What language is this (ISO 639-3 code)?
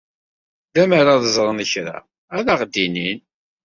kab